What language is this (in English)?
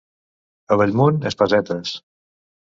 Catalan